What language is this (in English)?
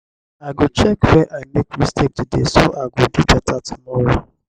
Nigerian Pidgin